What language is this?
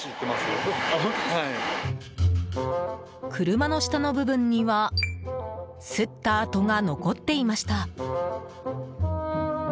Japanese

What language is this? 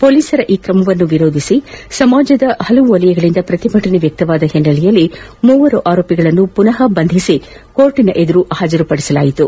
Kannada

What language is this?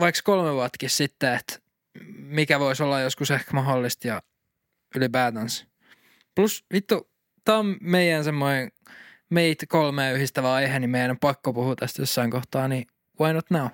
Finnish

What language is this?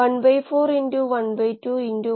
Malayalam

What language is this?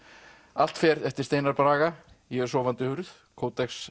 Icelandic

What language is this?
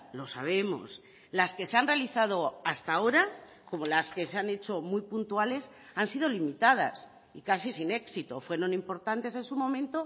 Spanish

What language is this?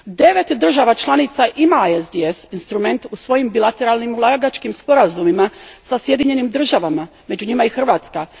Croatian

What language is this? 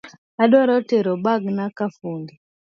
Luo (Kenya and Tanzania)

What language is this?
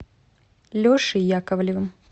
Russian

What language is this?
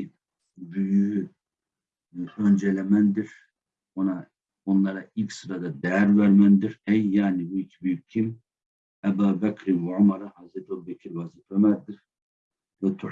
Turkish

